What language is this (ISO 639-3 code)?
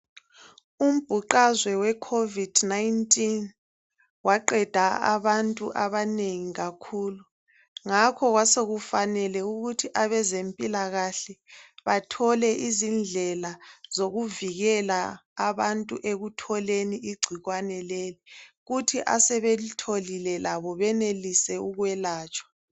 nde